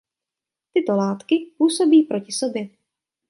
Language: Czech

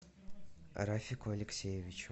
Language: Russian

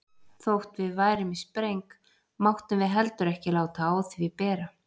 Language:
Icelandic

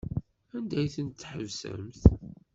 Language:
Kabyle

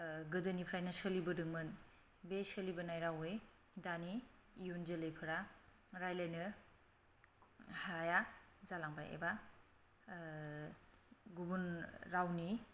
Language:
Bodo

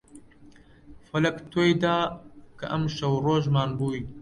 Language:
Central Kurdish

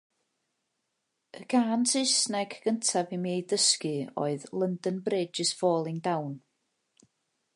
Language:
Welsh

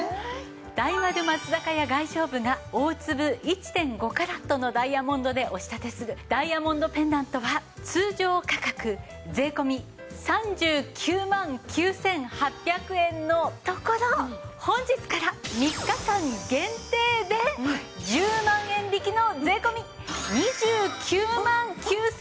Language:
Japanese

